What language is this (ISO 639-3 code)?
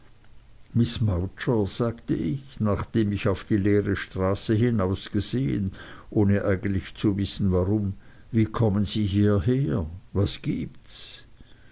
deu